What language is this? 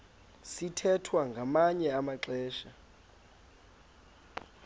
Xhosa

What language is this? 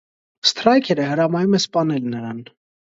Armenian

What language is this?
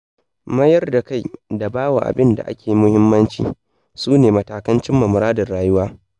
Hausa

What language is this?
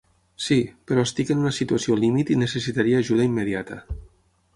Catalan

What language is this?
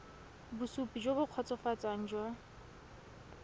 Tswana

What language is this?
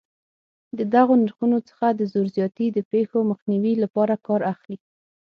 Pashto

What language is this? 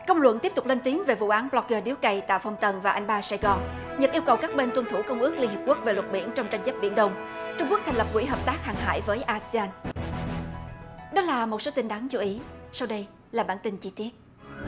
Vietnamese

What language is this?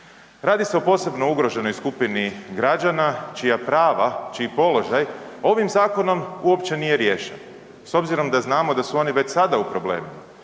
Croatian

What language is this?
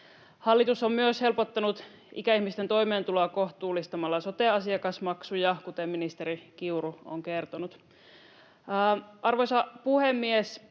Finnish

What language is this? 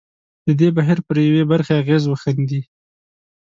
Pashto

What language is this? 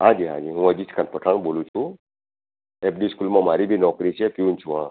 Gujarati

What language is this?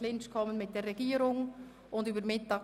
Swiss German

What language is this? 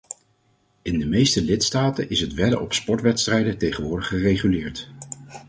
Dutch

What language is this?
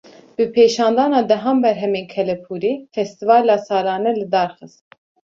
Kurdish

